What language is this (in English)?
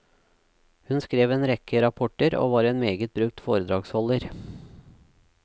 Norwegian